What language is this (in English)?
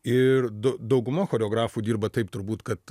Lithuanian